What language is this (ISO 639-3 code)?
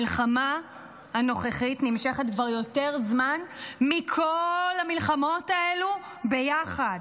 heb